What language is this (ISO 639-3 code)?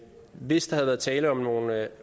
dan